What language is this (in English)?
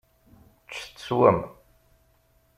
Kabyle